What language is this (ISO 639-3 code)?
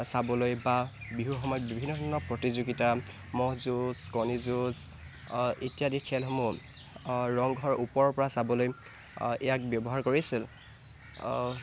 asm